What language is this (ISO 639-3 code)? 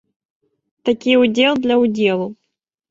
bel